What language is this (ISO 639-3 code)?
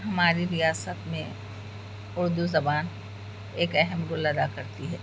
urd